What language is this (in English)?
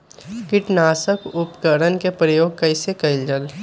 Magahi